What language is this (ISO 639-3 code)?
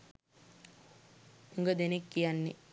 sin